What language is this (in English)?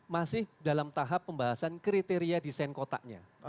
Indonesian